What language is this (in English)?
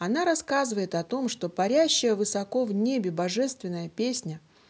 Russian